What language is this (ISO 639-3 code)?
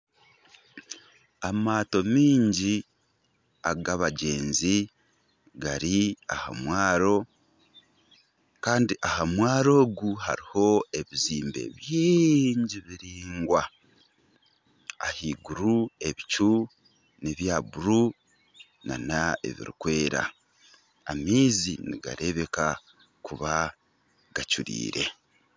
nyn